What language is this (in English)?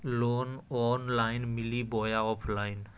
Magahi